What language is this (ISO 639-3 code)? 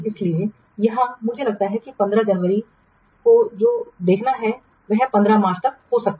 hin